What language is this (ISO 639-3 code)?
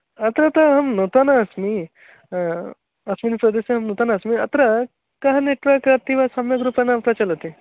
san